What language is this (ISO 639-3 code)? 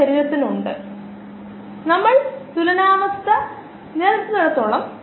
mal